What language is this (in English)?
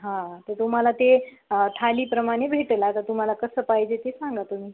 Marathi